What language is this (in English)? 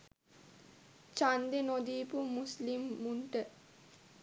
Sinhala